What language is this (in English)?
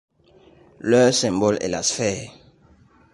French